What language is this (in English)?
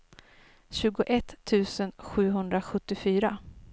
Swedish